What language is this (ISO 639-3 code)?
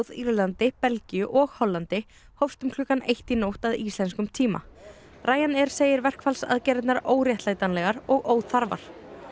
isl